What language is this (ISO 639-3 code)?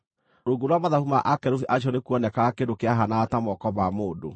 kik